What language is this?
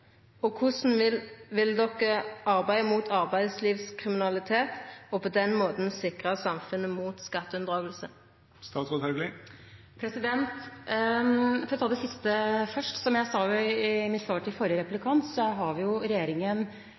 Norwegian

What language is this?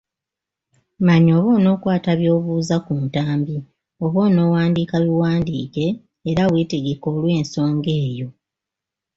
Ganda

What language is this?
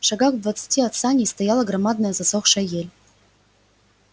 Russian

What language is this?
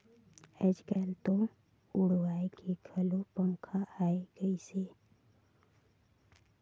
Chhattisgarhi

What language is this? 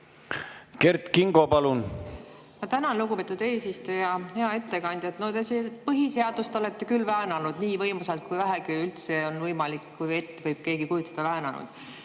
Estonian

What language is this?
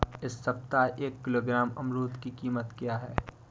Hindi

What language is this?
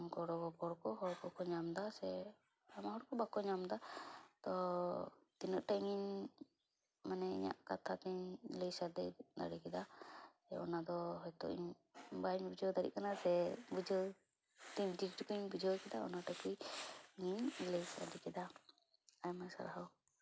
Santali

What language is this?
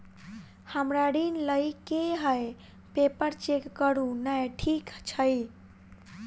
Maithili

